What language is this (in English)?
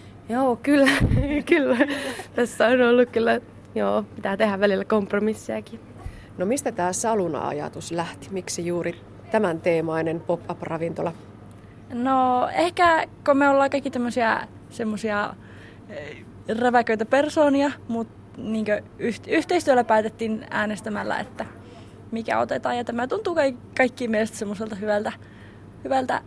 Finnish